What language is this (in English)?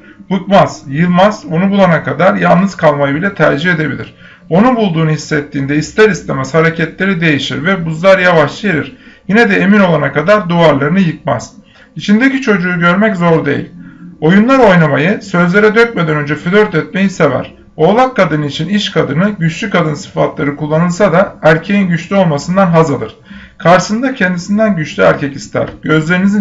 Turkish